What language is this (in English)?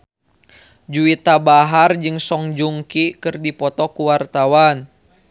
Sundanese